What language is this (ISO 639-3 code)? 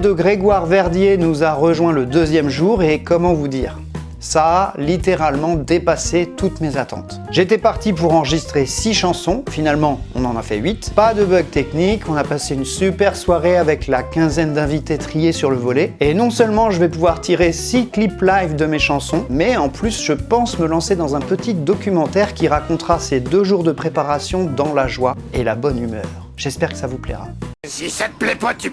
fra